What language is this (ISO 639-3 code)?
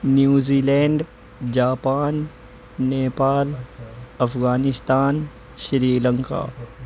urd